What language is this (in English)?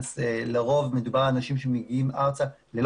Hebrew